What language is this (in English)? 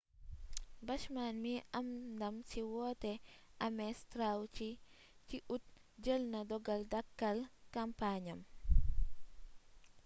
Wolof